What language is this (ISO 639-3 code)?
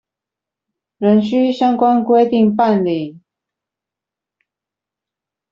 zho